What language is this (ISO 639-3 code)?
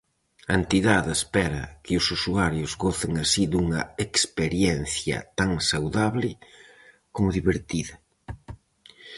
glg